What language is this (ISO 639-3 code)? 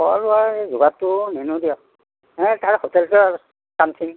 asm